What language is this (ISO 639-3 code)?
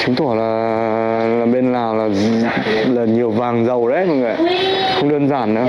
vie